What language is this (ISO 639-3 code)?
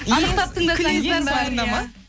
kaz